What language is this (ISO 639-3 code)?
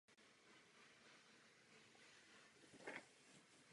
ces